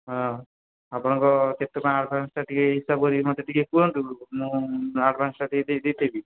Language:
Odia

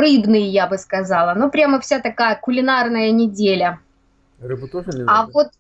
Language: Russian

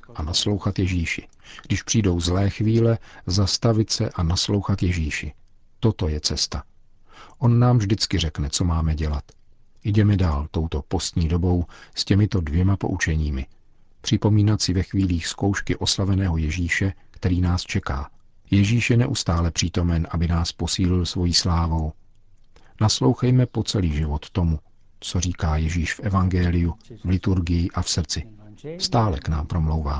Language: Czech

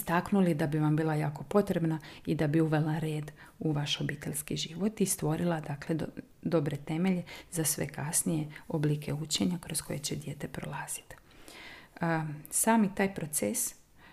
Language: Croatian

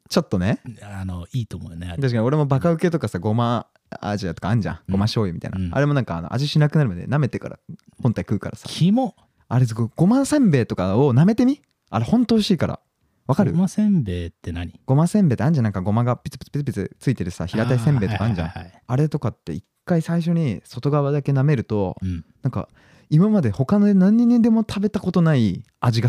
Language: Japanese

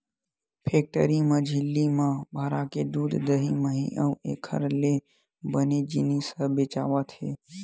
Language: Chhattisgarhi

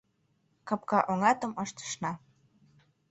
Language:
Mari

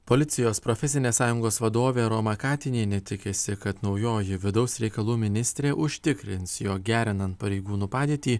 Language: Lithuanian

